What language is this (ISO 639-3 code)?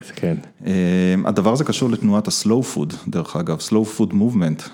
heb